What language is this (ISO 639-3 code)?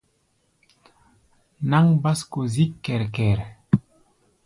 gba